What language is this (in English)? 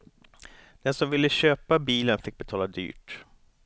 Swedish